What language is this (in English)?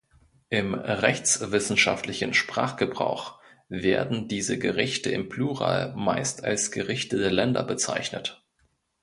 German